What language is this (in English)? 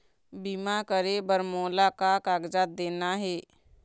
Chhattisgarhi